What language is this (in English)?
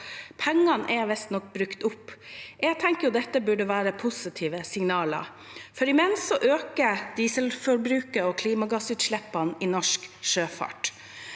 Norwegian